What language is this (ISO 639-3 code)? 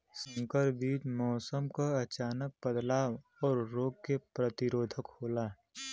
bho